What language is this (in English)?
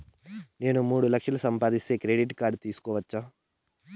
Telugu